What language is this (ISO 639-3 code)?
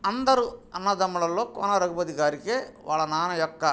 tel